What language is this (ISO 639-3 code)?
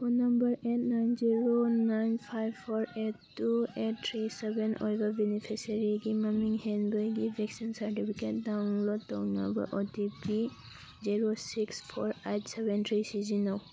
mni